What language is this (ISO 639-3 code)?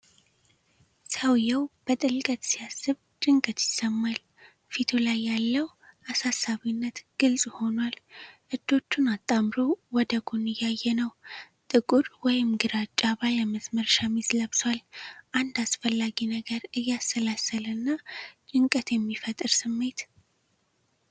amh